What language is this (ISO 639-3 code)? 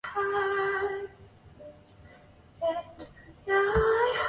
zho